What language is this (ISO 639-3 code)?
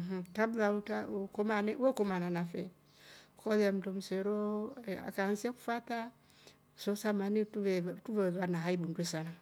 rof